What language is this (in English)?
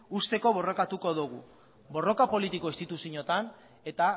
Basque